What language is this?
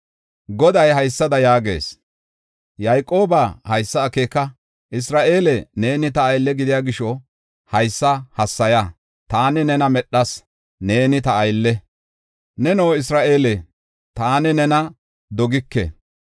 Gofa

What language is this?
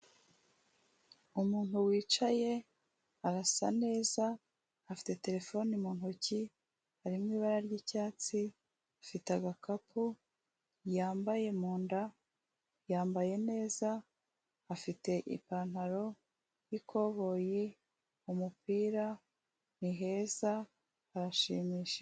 Kinyarwanda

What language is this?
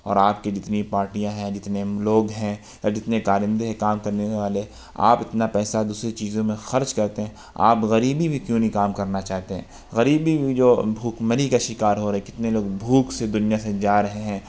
Urdu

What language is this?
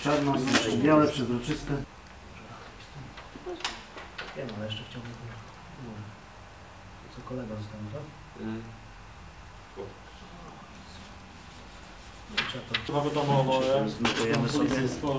Polish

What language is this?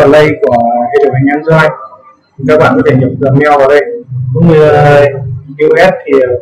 Vietnamese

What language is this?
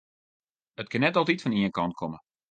Western Frisian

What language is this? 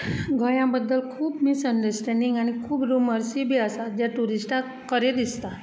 Konkani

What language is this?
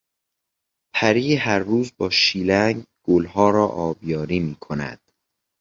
Persian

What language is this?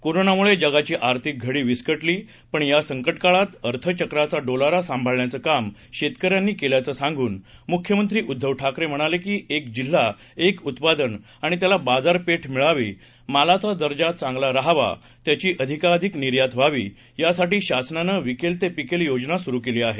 Marathi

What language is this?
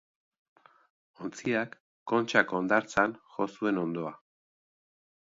Basque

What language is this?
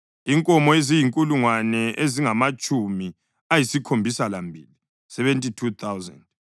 North Ndebele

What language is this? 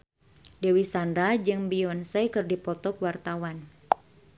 Sundanese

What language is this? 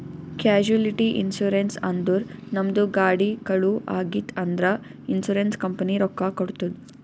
Kannada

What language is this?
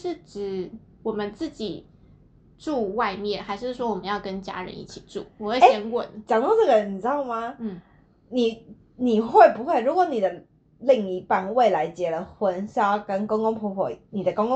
Chinese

